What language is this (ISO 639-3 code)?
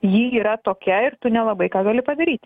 lit